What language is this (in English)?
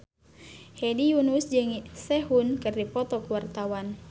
Sundanese